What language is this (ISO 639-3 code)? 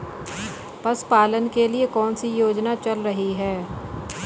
hin